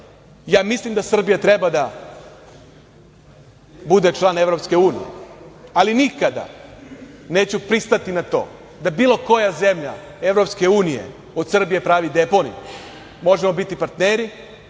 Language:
Serbian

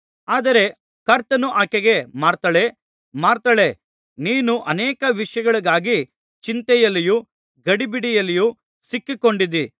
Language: Kannada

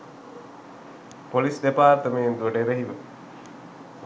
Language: Sinhala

